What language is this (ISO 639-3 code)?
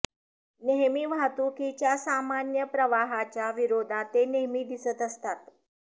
mar